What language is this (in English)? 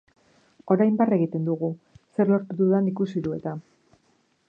Basque